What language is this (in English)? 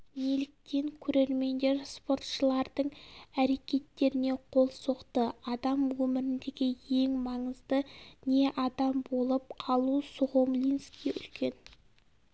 Kazakh